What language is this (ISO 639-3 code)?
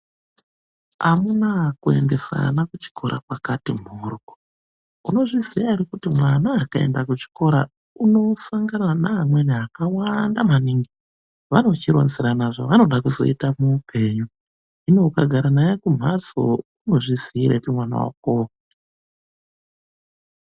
ndc